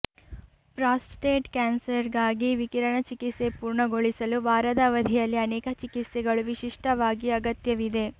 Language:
Kannada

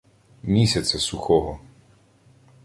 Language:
Ukrainian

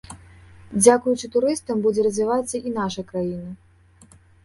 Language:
Belarusian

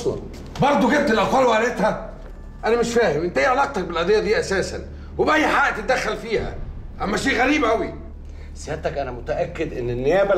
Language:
Arabic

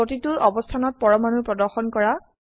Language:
Assamese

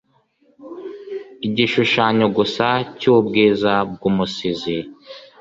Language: Kinyarwanda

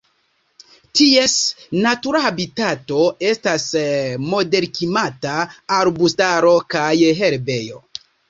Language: Esperanto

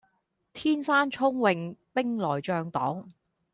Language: Cantonese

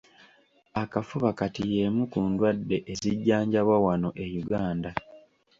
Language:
Ganda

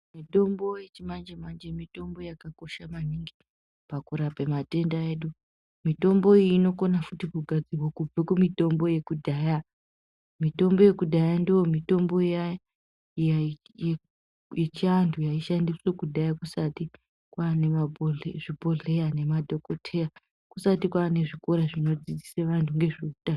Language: Ndau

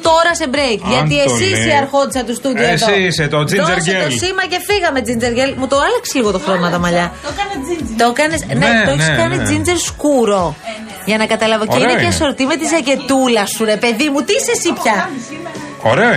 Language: Greek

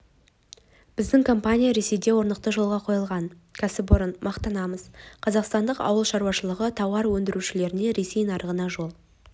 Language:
Kazakh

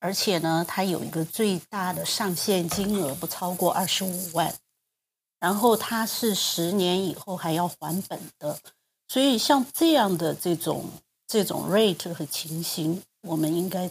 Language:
Chinese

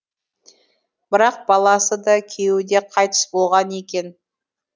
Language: Kazakh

